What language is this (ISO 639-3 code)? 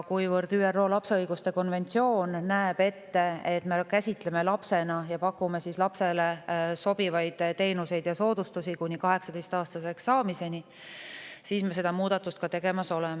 est